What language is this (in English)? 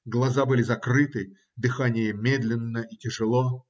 Russian